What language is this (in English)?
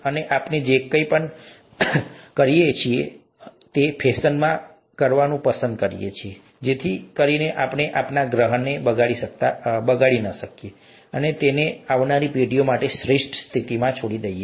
Gujarati